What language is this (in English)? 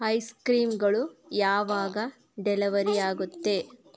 Kannada